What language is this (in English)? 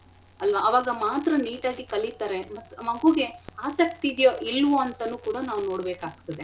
Kannada